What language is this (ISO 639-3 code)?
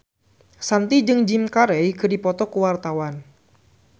sun